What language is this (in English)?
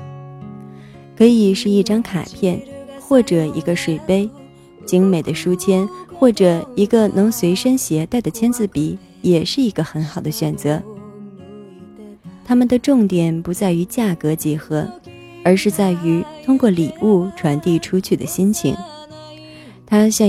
Chinese